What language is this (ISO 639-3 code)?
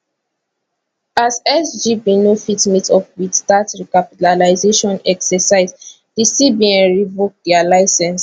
pcm